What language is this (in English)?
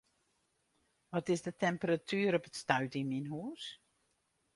Western Frisian